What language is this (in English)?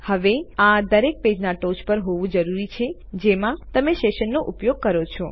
Gujarati